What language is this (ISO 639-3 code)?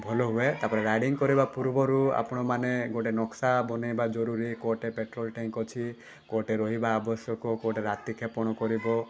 ori